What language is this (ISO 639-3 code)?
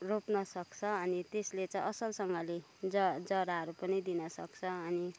nep